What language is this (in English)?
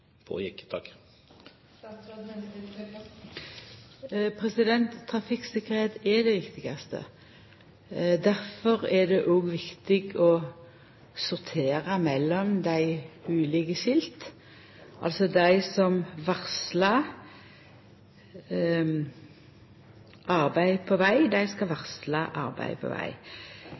Norwegian Nynorsk